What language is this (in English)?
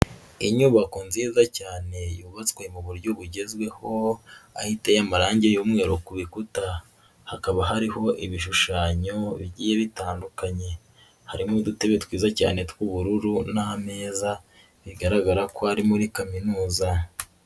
Kinyarwanda